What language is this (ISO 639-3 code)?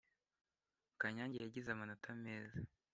kin